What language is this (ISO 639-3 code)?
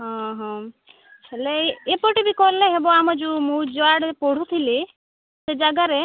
ori